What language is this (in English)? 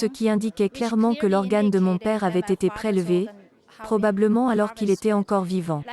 French